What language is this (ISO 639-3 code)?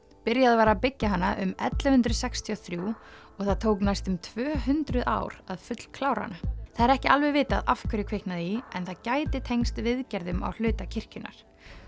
isl